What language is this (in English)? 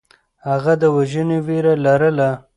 Pashto